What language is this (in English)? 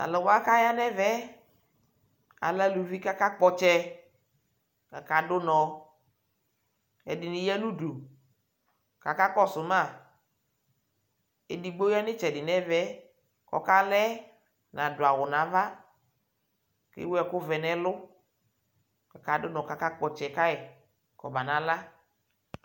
Ikposo